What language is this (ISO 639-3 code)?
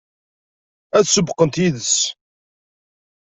kab